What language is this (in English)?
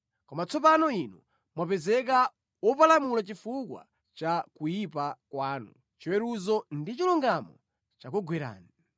Nyanja